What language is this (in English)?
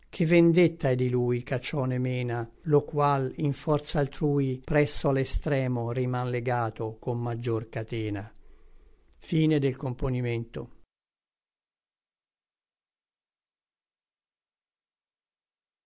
Italian